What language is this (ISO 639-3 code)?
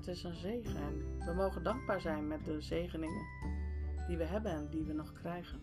nld